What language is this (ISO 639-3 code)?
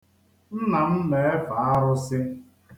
ibo